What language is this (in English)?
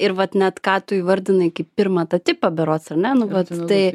Lithuanian